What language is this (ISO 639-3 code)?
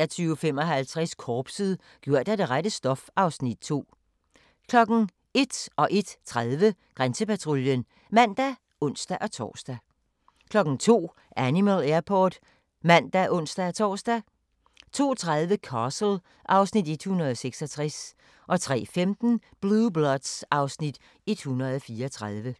dan